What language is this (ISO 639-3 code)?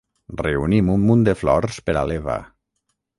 cat